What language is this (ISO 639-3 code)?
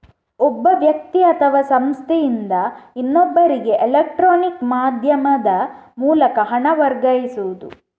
kan